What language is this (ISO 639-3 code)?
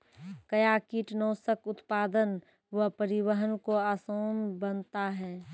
mai